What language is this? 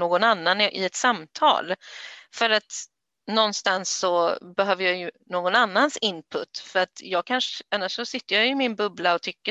Swedish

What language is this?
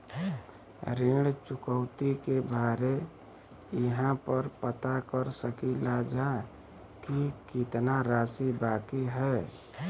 Bhojpuri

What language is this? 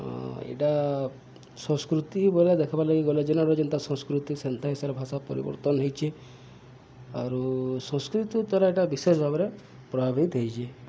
Odia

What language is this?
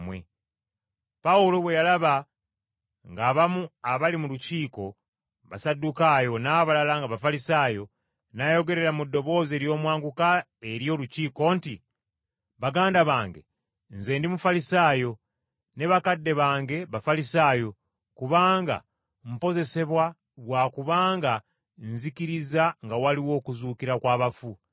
Ganda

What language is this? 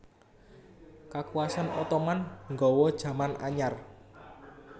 Javanese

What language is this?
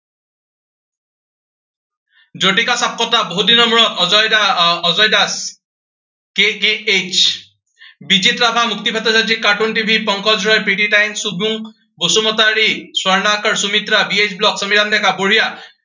Assamese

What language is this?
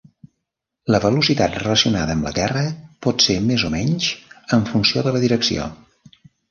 Catalan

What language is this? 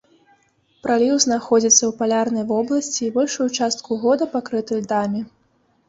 Belarusian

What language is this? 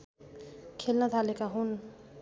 Nepali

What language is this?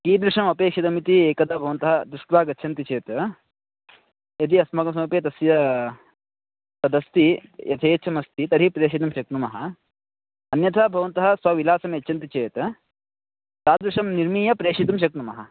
Sanskrit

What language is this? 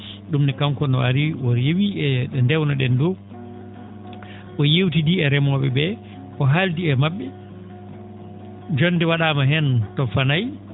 Fula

